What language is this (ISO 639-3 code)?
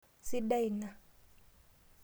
mas